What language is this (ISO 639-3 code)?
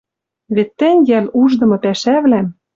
mrj